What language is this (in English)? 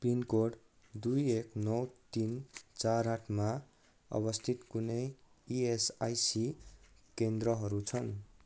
Nepali